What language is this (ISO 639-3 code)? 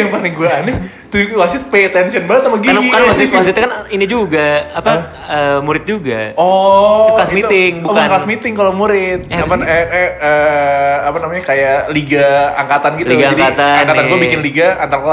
ind